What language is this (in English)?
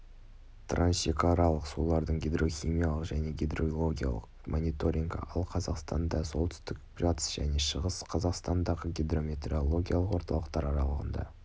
Kazakh